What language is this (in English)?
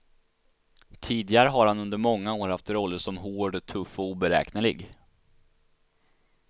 Swedish